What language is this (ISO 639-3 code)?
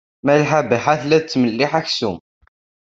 kab